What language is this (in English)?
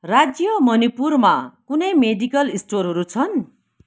Nepali